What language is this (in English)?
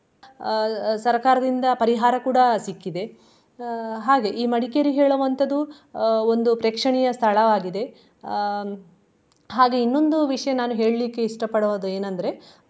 Kannada